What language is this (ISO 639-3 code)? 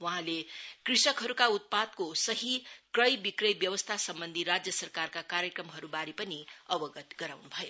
nep